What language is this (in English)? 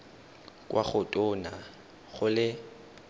Tswana